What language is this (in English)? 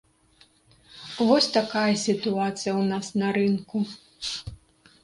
Belarusian